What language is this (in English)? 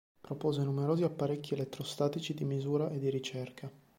Italian